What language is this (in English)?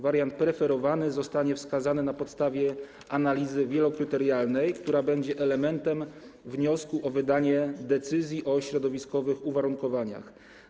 Polish